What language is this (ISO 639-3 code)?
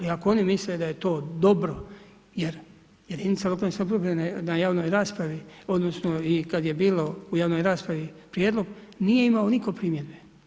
hrv